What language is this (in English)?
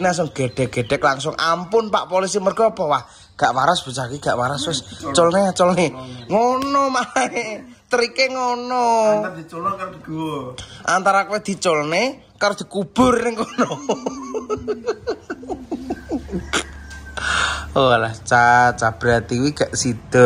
Indonesian